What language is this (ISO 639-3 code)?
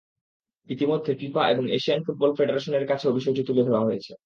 ben